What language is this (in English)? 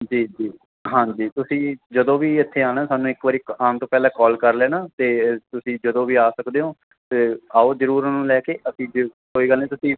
Punjabi